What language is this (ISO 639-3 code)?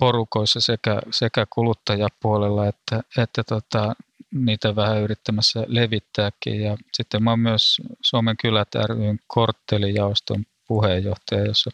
fin